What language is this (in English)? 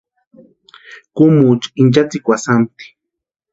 Western Highland Purepecha